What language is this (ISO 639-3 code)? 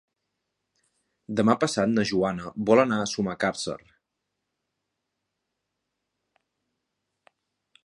cat